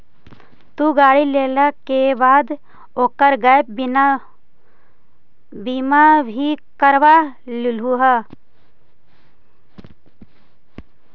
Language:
Magahi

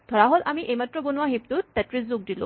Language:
Assamese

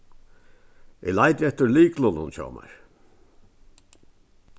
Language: Faroese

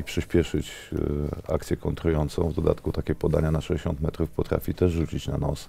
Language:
Polish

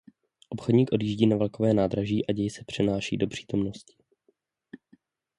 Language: Czech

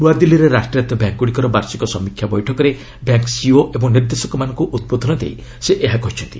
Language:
Odia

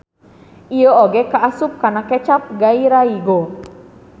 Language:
Sundanese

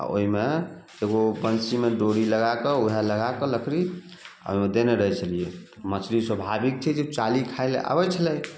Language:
Maithili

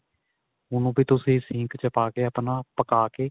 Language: Punjabi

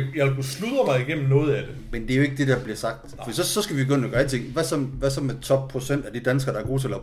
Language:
Danish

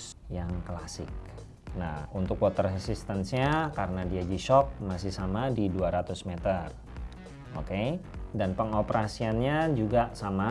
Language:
Indonesian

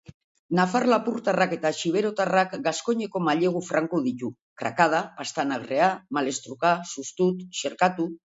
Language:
Basque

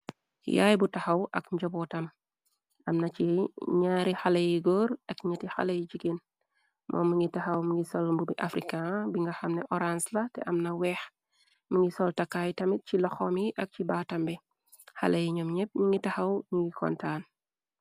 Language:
Wolof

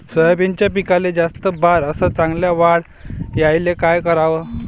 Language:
Marathi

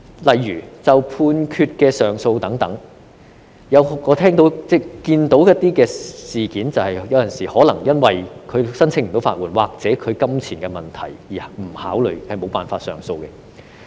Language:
Cantonese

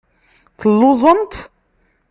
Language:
Kabyle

